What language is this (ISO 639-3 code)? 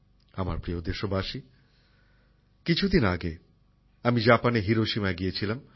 ben